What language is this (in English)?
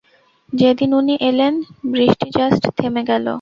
Bangla